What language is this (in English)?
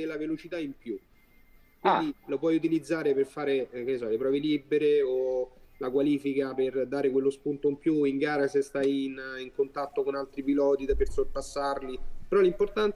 Italian